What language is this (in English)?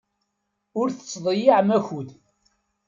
Kabyle